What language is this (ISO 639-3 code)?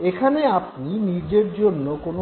ben